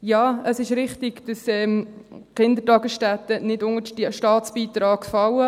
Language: Swiss German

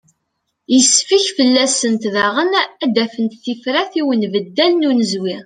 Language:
Kabyle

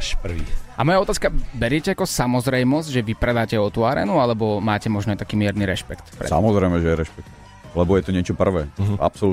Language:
Slovak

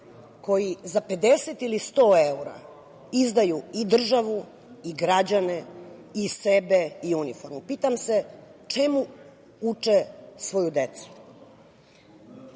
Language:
Serbian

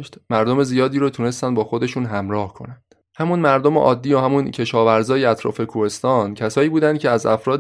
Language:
Persian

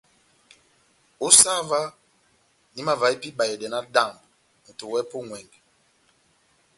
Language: Batanga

